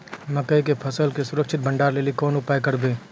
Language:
Maithili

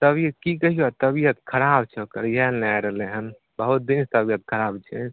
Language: Maithili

